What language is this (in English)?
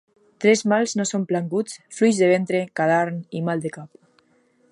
Catalan